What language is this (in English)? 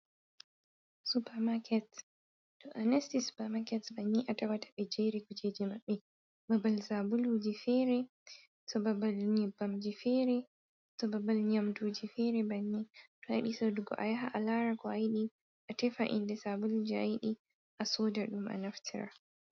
Fula